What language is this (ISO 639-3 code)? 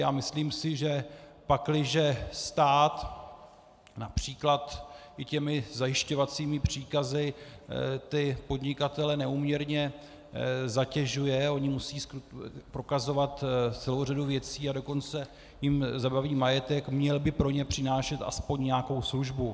ces